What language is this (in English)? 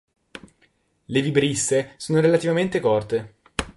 Italian